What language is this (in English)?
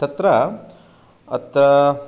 Sanskrit